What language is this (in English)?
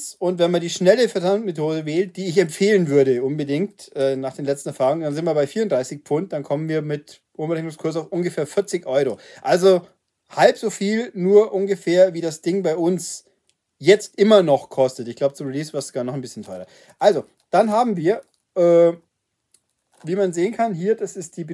German